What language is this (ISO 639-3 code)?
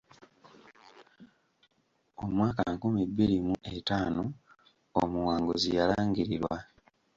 lug